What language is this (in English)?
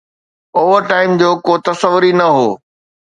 Sindhi